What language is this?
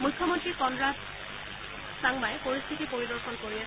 Assamese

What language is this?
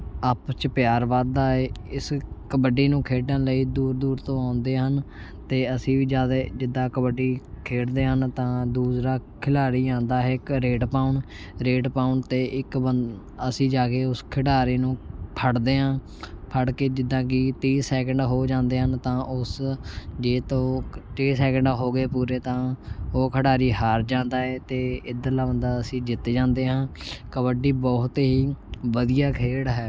Punjabi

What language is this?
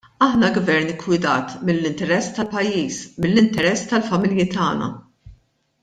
Maltese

